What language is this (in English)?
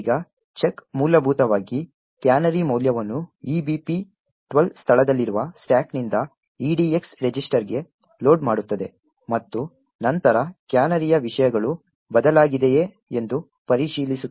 Kannada